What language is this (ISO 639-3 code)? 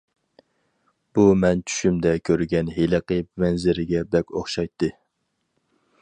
uig